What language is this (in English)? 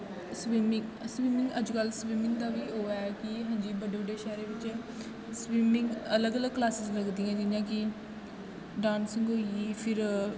Dogri